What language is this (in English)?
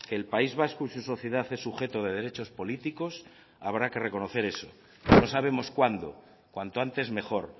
Spanish